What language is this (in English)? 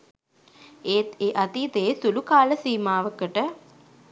Sinhala